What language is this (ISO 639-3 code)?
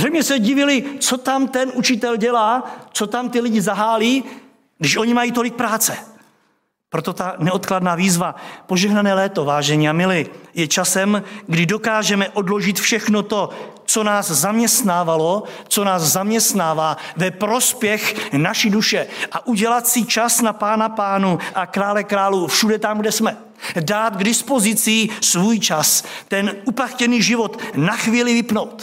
ces